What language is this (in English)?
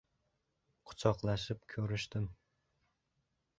Uzbek